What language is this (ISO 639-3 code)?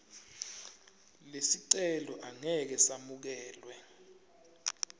ssw